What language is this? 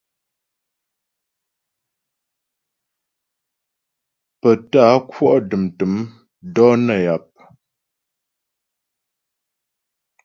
Ghomala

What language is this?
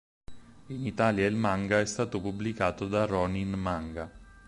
Italian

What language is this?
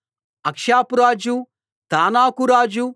Telugu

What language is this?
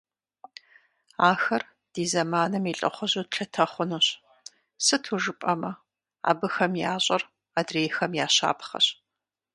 Kabardian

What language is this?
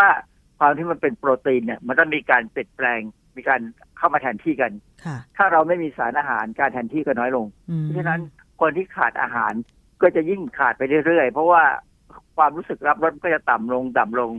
Thai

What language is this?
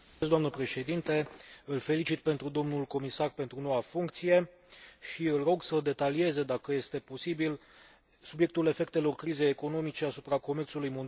Romanian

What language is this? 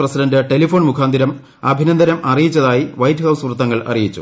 Malayalam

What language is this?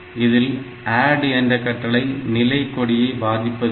Tamil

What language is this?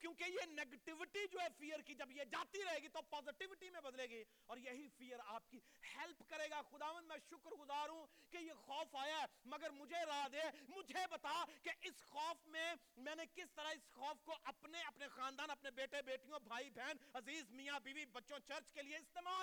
Urdu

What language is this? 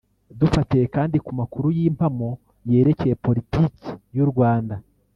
Kinyarwanda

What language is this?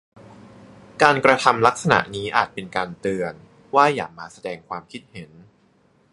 Thai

